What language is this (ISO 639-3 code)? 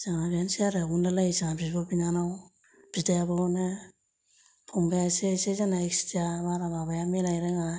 brx